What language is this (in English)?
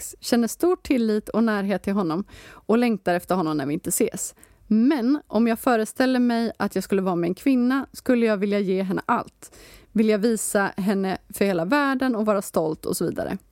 Swedish